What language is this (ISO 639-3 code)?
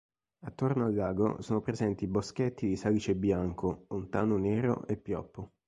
ita